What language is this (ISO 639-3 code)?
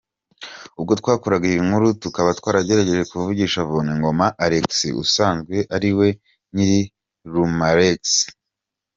kin